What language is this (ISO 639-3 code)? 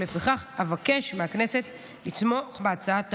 heb